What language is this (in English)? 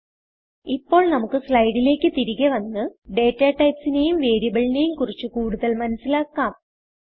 Malayalam